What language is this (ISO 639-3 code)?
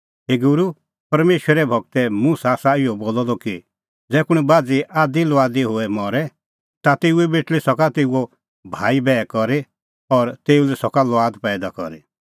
kfx